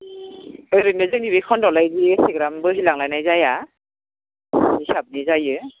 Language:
Bodo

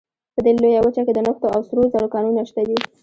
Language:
Pashto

